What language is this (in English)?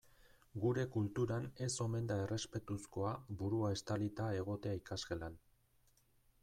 Basque